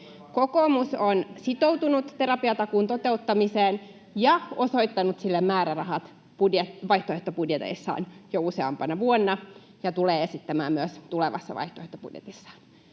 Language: Finnish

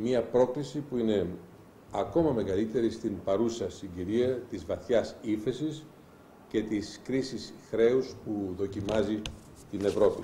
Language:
Greek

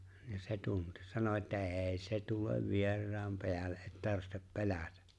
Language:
Finnish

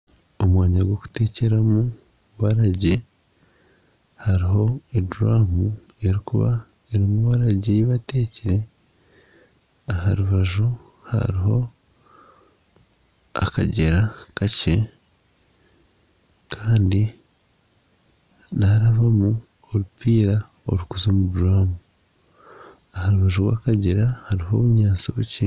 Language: Nyankole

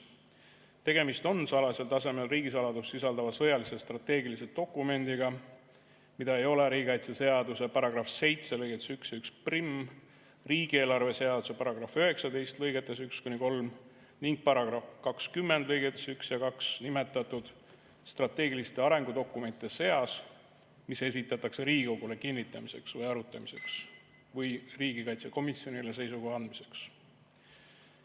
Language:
Estonian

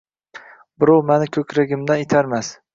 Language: Uzbek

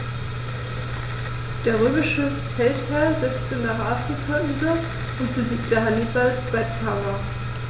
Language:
German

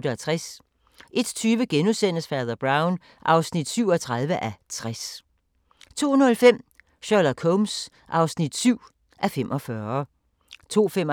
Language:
Danish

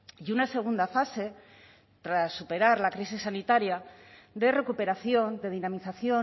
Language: Spanish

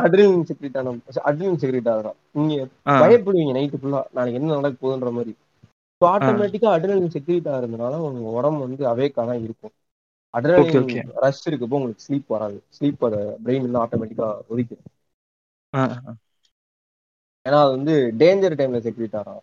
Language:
Tamil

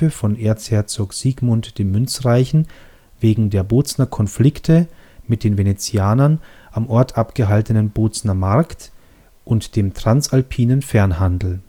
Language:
German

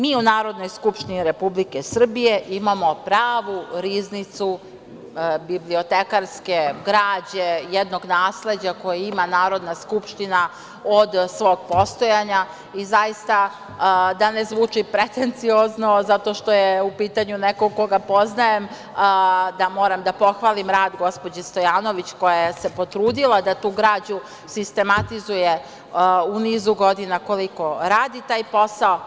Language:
Serbian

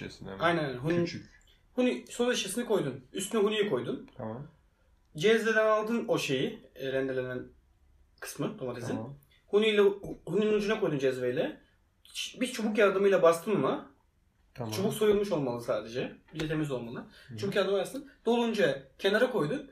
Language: Turkish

